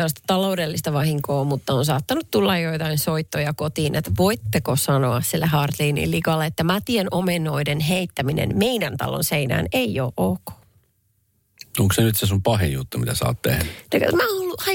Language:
Finnish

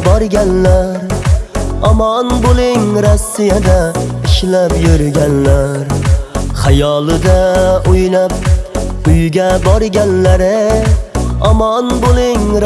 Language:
Turkish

